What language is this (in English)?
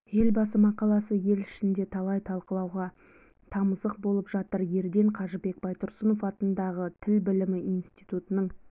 Kazakh